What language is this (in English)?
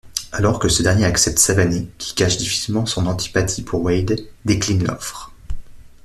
French